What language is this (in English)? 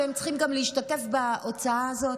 Hebrew